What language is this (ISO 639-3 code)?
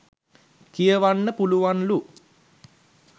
sin